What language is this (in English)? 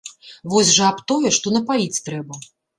Belarusian